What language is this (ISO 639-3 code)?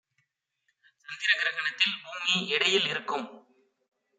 tam